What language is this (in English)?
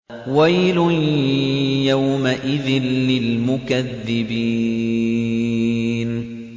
Arabic